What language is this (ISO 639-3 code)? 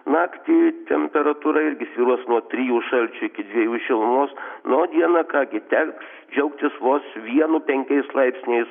lit